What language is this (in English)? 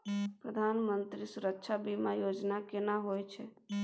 Maithili